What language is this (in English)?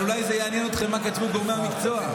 Hebrew